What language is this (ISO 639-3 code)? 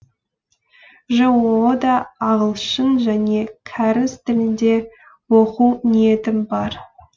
kaz